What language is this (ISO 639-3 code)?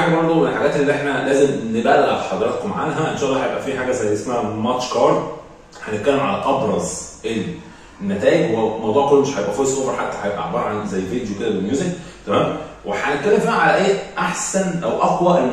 ara